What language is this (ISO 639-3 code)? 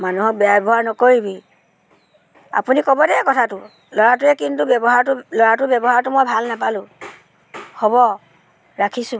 asm